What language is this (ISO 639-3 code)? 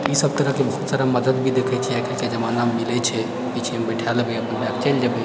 mai